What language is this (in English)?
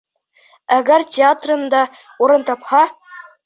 Bashkir